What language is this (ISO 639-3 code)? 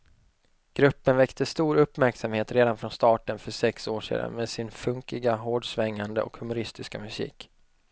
swe